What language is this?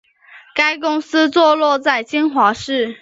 Chinese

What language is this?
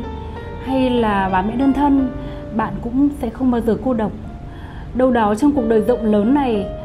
Vietnamese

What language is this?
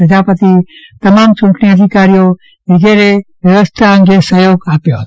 Gujarati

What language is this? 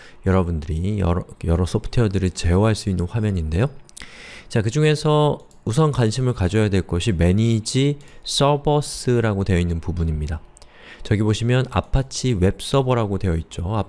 Korean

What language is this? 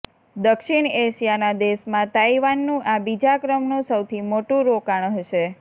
Gujarati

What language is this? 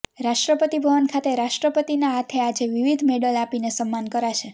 Gujarati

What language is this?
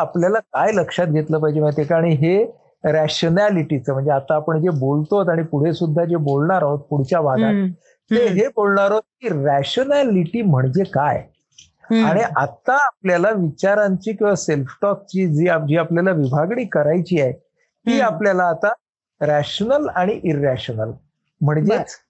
Marathi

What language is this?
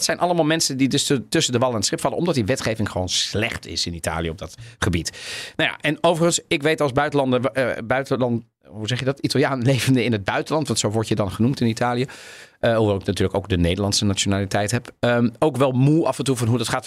Dutch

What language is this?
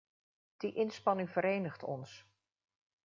Dutch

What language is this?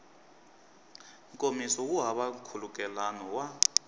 Tsonga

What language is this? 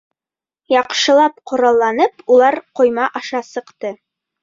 Bashkir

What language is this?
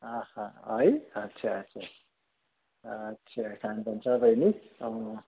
Nepali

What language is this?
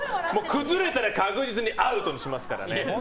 Japanese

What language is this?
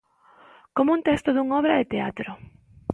Galician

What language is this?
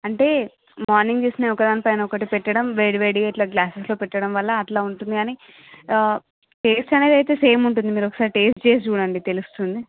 Telugu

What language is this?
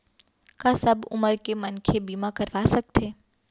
Chhattisgarhi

